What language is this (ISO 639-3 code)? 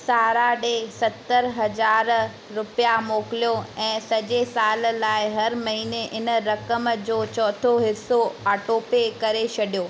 snd